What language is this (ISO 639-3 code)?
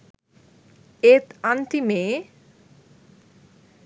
sin